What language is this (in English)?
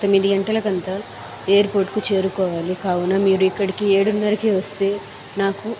Telugu